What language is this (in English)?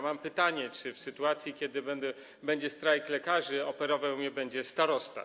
Polish